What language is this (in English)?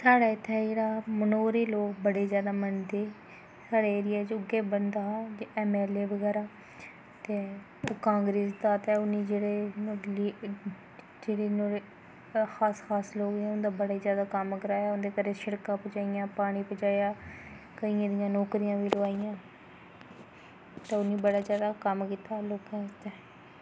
Dogri